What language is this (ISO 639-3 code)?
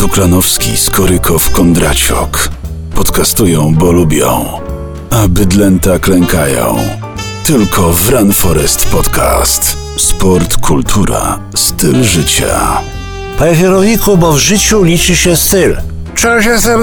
pol